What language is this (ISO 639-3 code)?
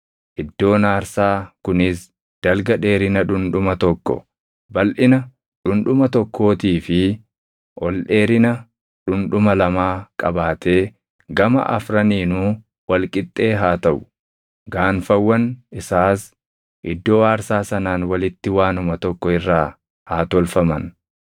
orm